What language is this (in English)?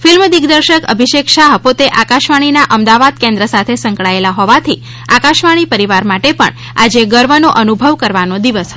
Gujarati